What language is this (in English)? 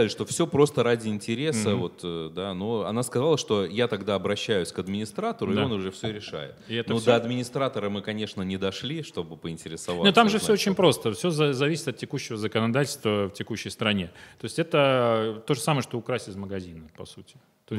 Russian